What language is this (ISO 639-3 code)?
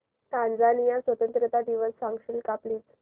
mar